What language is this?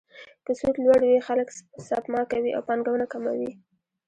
Pashto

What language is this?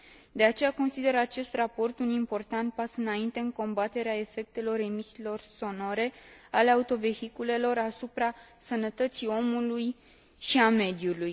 Romanian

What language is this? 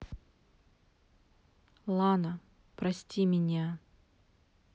Russian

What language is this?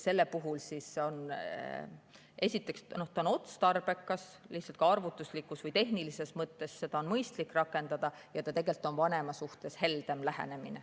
Estonian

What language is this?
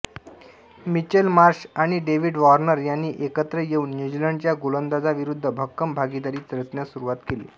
Marathi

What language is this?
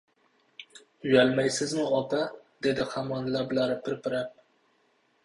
Uzbek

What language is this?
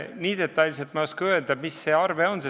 Estonian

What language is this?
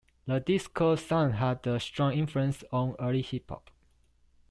English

